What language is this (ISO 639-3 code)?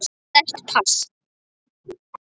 isl